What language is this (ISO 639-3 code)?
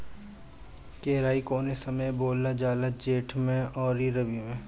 bho